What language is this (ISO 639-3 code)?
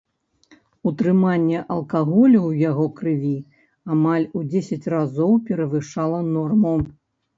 bel